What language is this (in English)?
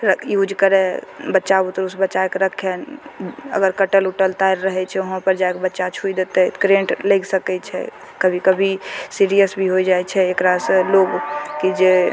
Maithili